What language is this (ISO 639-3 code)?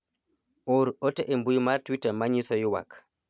luo